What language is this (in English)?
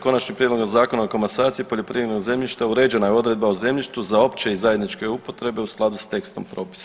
Croatian